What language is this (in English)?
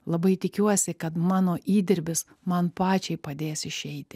Lithuanian